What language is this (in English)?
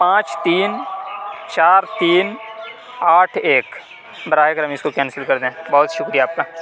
Urdu